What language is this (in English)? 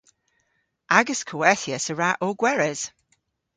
Cornish